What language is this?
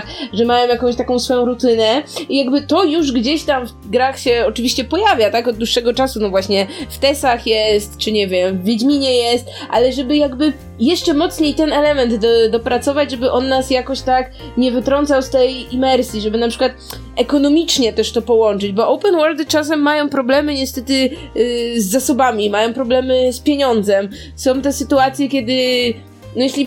Polish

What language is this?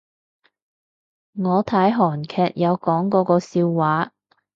Cantonese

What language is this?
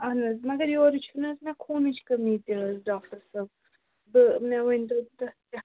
Kashmiri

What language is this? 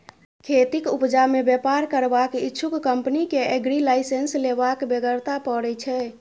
Maithili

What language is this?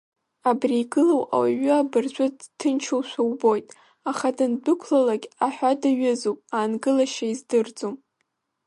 Abkhazian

